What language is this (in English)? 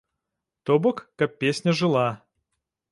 Belarusian